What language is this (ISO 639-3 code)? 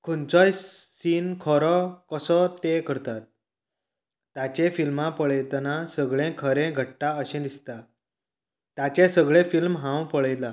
kok